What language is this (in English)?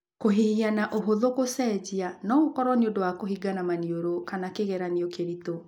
Kikuyu